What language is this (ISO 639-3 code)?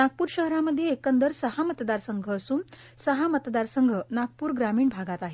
mar